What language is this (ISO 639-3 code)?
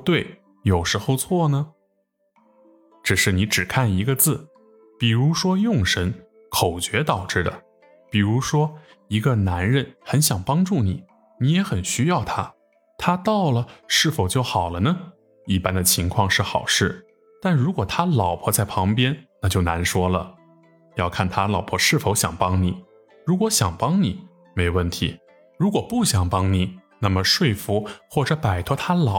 zho